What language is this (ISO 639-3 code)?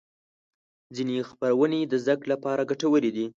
pus